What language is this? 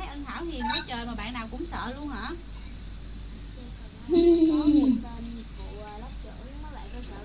Vietnamese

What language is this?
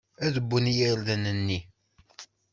Kabyle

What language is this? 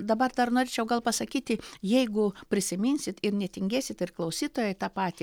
Lithuanian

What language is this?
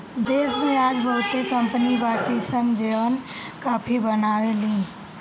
Bhojpuri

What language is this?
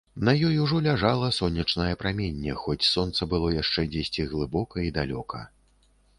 Belarusian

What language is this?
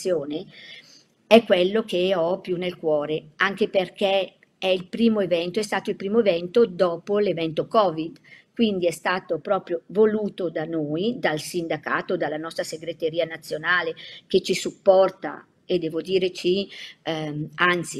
Italian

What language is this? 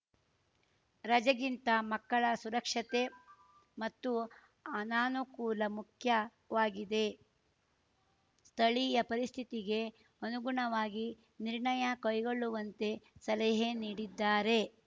Kannada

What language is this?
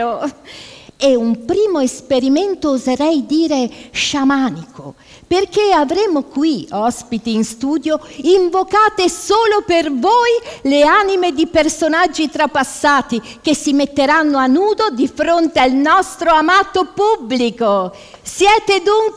Italian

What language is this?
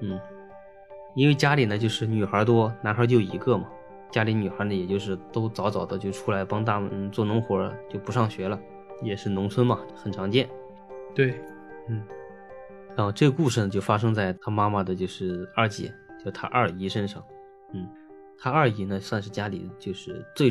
Chinese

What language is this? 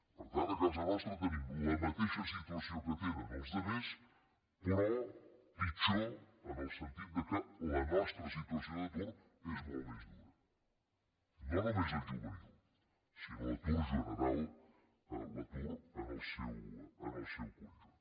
Catalan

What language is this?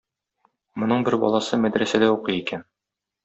Tatar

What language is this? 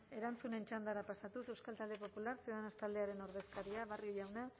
Basque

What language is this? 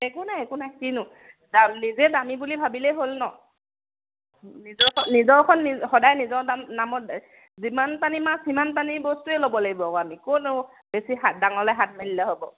Assamese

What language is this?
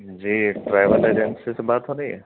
Urdu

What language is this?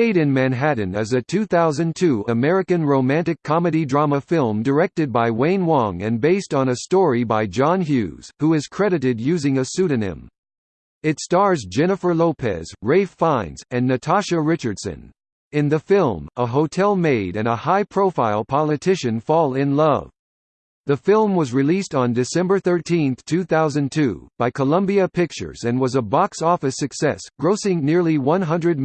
English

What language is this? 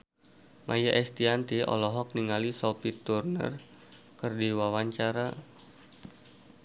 Sundanese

